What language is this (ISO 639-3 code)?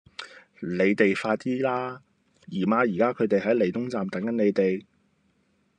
yue